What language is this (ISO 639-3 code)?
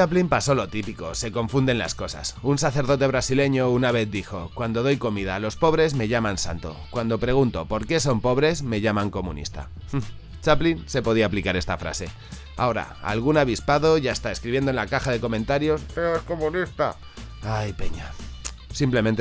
spa